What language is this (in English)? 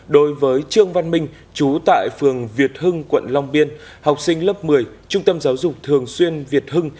Vietnamese